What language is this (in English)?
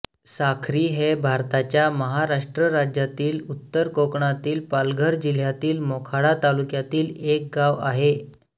Marathi